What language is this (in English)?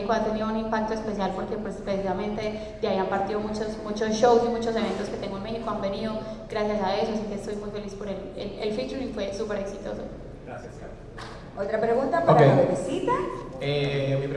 Spanish